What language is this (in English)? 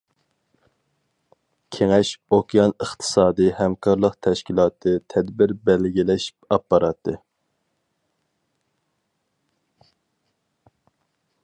Uyghur